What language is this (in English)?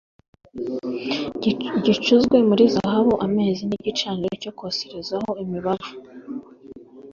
Kinyarwanda